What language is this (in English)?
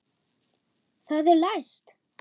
Icelandic